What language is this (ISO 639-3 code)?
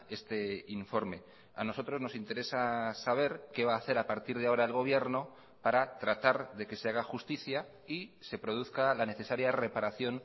spa